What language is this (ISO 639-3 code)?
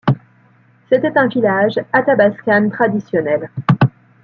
fra